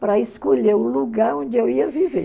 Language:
Portuguese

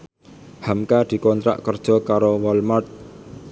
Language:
Javanese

